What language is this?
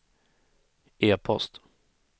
Swedish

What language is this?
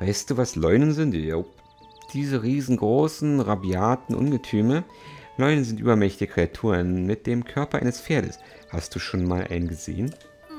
German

